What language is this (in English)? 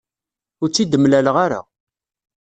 Kabyle